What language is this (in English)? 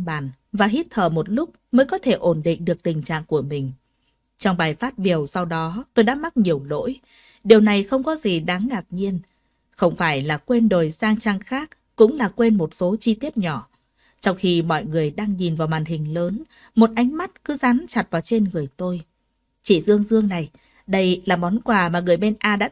Vietnamese